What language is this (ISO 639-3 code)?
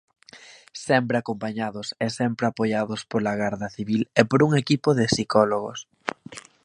glg